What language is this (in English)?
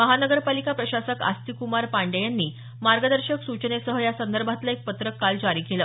Marathi